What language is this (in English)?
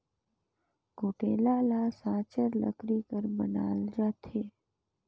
Chhattisgarhi